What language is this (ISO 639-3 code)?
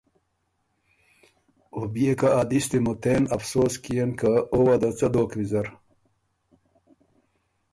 oru